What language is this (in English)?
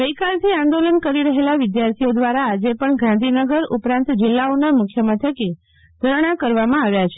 Gujarati